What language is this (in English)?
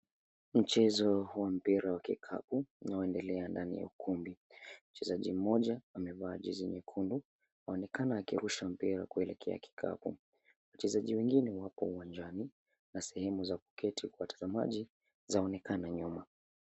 Swahili